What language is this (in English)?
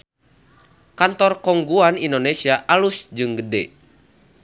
Sundanese